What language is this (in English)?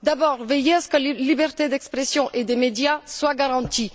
French